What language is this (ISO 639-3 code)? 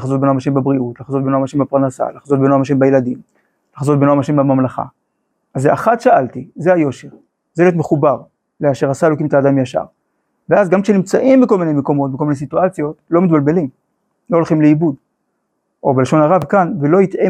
heb